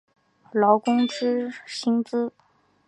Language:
Chinese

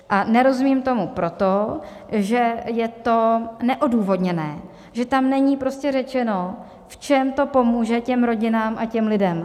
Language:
Czech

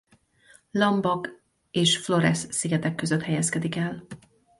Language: Hungarian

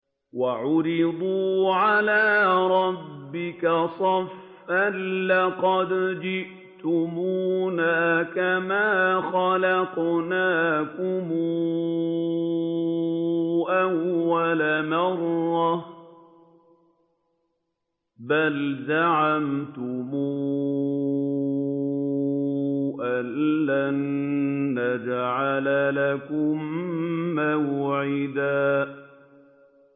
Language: Arabic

